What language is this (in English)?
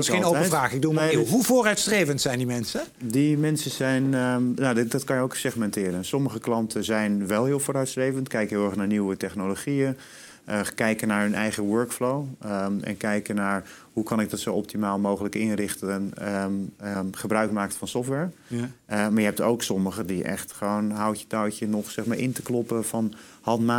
Dutch